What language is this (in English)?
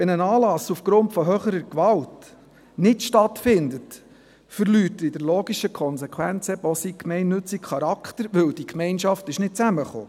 Swiss German